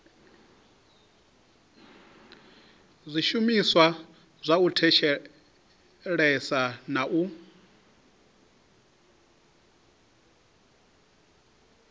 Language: Venda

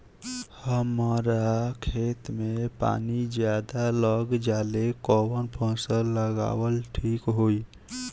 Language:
Bhojpuri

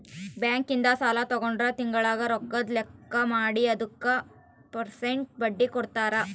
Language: Kannada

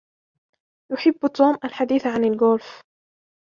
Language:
Arabic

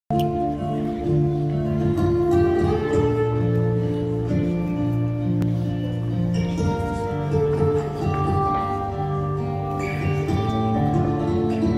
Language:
Romanian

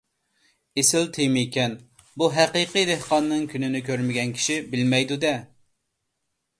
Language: Uyghur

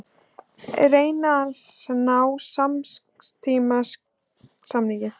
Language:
Icelandic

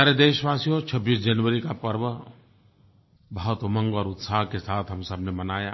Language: Hindi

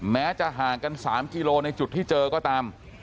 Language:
Thai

